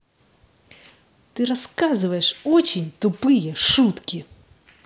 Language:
Russian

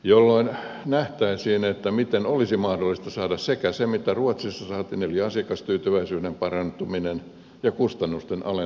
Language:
Finnish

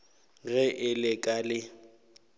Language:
Northern Sotho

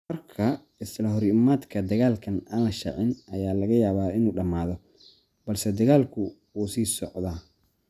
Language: Somali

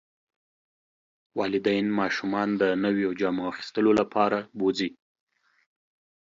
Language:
Pashto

